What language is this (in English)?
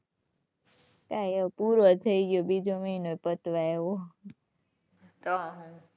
Gujarati